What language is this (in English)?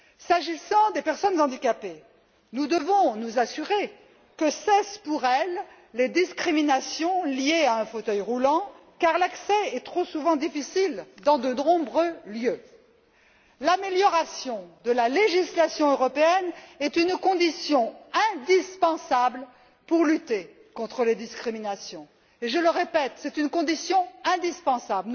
French